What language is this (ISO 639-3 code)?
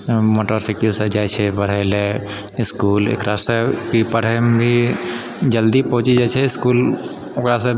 mai